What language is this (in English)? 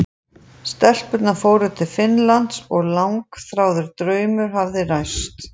Icelandic